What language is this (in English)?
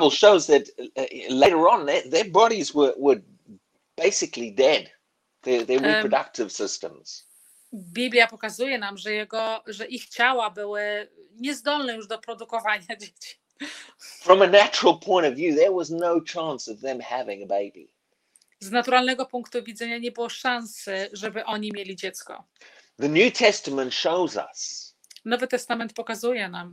Polish